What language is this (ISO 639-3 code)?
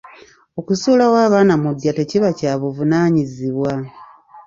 lug